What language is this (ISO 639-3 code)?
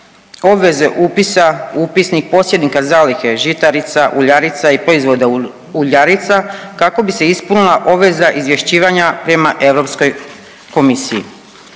hrv